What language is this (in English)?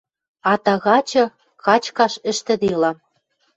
Western Mari